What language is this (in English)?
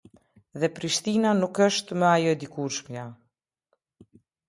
Albanian